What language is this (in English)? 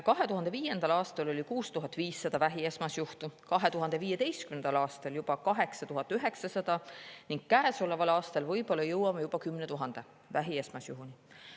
Estonian